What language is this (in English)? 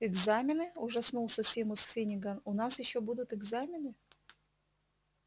Russian